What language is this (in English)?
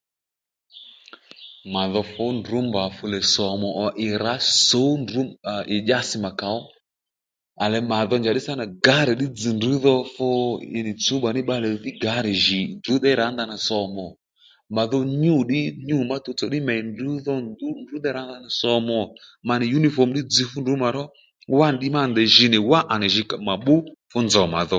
Lendu